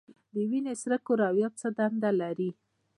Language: Pashto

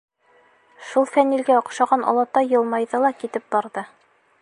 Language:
Bashkir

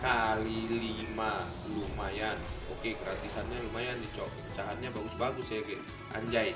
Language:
Indonesian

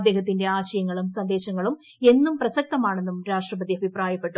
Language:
Malayalam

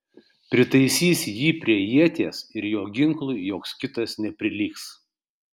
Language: Lithuanian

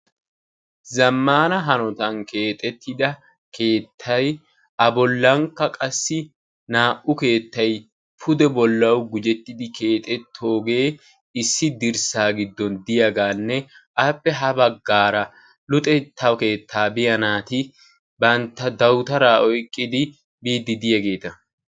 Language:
Wolaytta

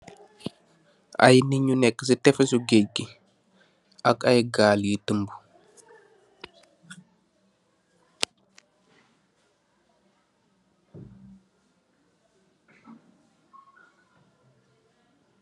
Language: Wolof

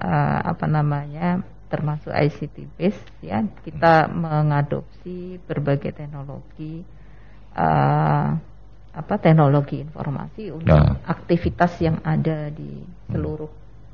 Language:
Indonesian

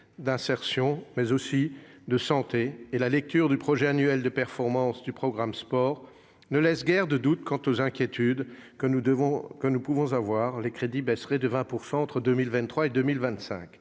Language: French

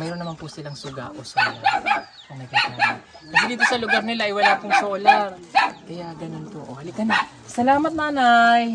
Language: Filipino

